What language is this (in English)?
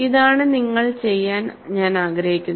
Malayalam